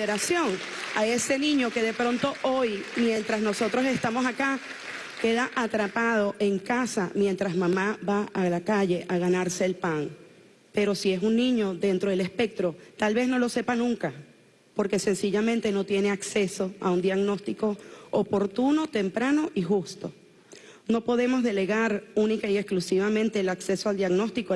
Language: Spanish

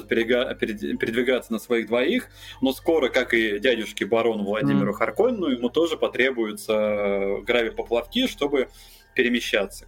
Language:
Russian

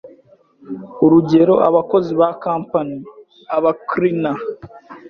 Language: Kinyarwanda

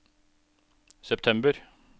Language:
Norwegian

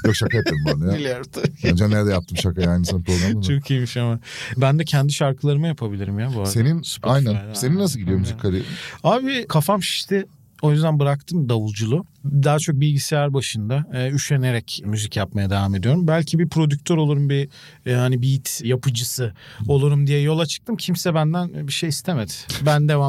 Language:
Turkish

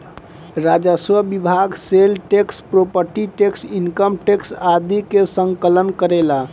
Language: Bhojpuri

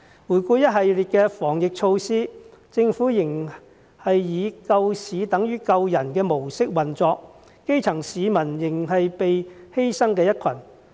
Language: Cantonese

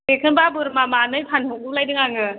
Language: Bodo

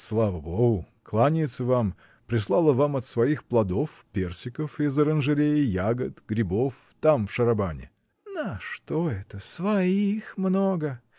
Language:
Russian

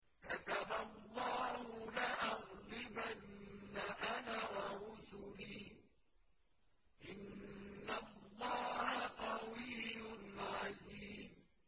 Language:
Arabic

